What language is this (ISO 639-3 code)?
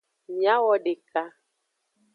ajg